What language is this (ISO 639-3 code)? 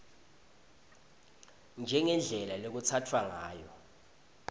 ssw